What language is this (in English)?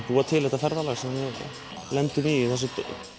Icelandic